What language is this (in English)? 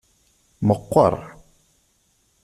Kabyle